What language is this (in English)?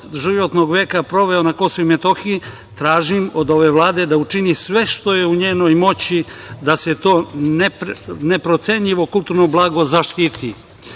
Serbian